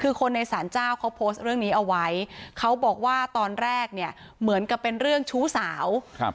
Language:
Thai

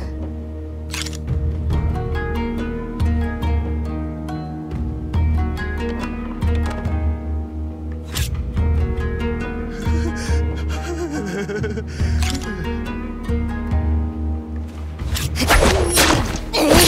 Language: Japanese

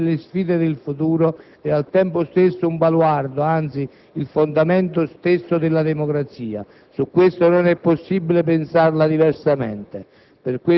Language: Italian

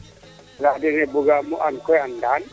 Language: Serer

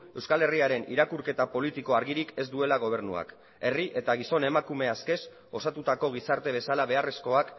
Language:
Basque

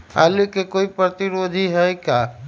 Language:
Magahi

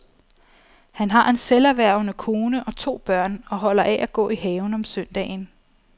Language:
Danish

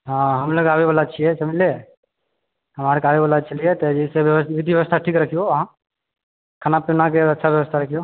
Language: Maithili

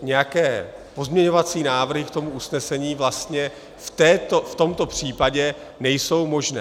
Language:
Czech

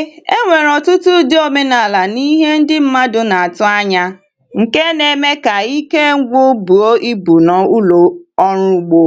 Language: Igbo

